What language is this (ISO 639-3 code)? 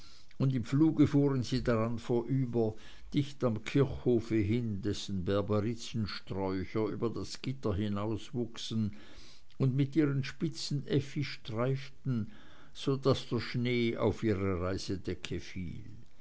deu